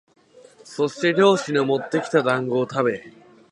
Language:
Japanese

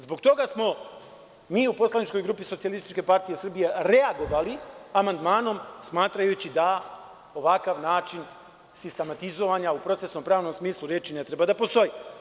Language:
Serbian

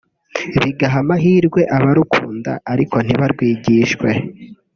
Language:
Kinyarwanda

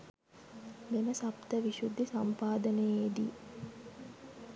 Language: Sinhala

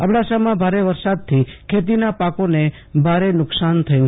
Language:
Gujarati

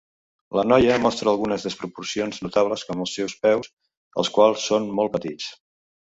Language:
Catalan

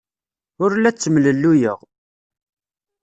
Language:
Kabyle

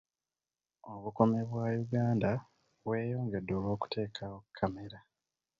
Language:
Ganda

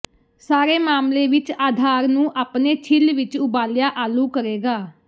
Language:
Punjabi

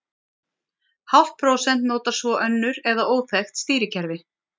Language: Icelandic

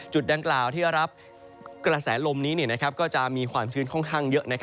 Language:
Thai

